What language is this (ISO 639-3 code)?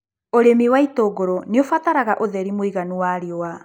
kik